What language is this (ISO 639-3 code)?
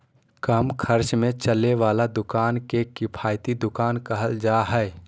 mag